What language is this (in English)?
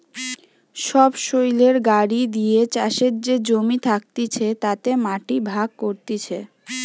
Bangla